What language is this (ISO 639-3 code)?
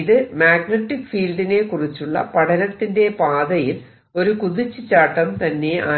mal